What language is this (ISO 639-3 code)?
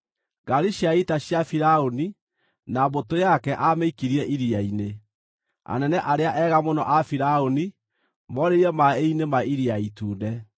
kik